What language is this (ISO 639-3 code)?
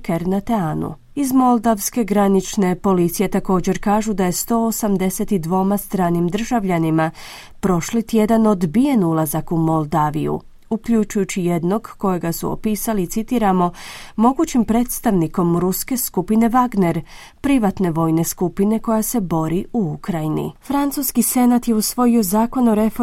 hrv